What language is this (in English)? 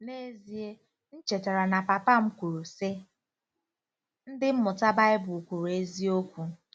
Igbo